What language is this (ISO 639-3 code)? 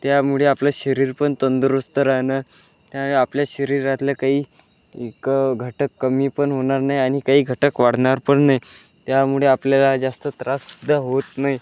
mar